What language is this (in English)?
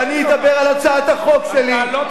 Hebrew